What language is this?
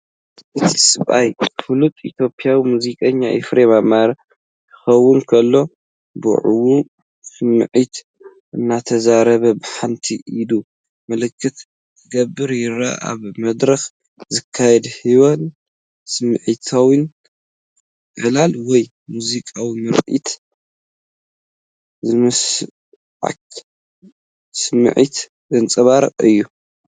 Tigrinya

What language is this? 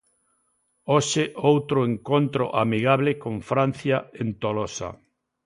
Galician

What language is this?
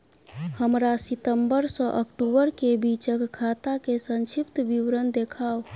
Maithili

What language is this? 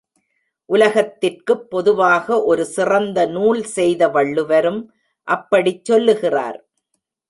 Tamil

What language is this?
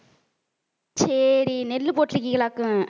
Tamil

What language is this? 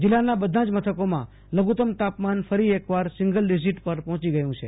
Gujarati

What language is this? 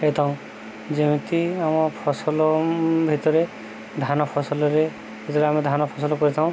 Odia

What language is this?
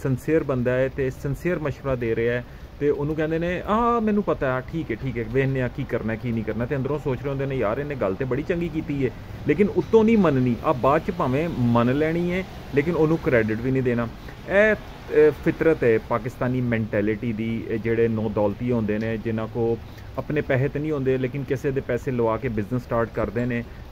Hindi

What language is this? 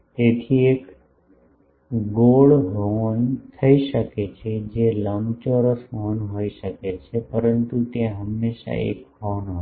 Gujarati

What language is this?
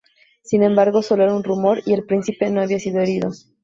Spanish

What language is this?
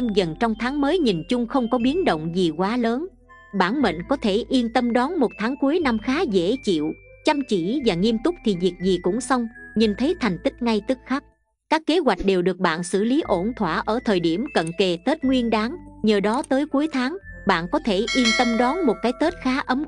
Vietnamese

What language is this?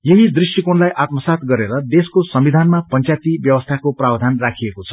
Nepali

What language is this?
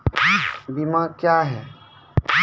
Maithili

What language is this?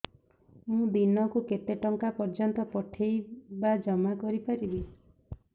Odia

